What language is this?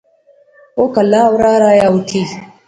Pahari-Potwari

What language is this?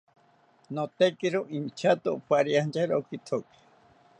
South Ucayali Ashéninka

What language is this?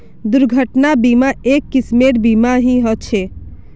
Magahi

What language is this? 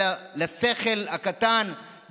Hebrew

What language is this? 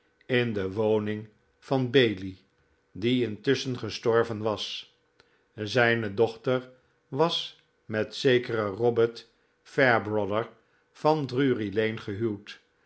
Dutch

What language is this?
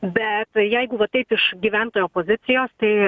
Lithuanian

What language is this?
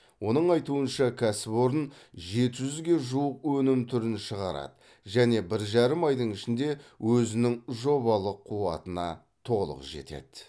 Kazakh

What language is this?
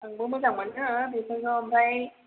Bodo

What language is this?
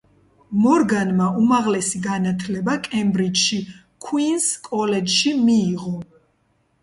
Georgian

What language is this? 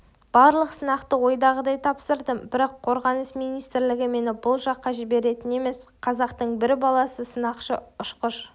Kazakh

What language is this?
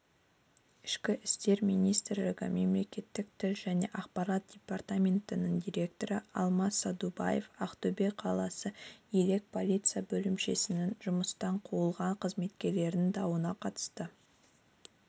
Kazakh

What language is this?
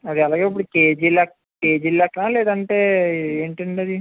Telugu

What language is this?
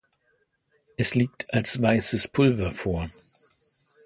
German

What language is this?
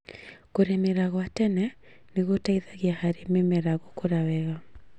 Kikuyu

